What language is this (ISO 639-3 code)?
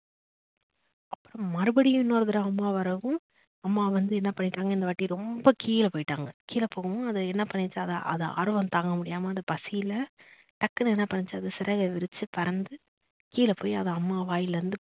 tam